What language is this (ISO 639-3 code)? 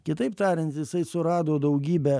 lit